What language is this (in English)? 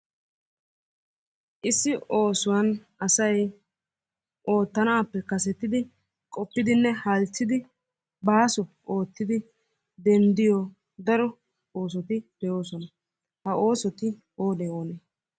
Wolaytta